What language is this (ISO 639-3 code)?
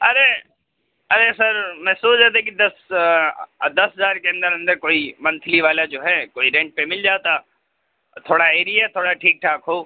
urd